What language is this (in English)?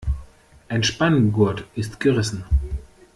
German